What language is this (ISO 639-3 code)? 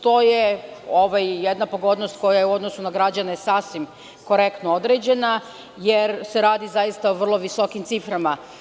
srp